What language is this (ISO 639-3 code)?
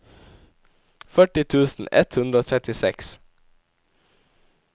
nor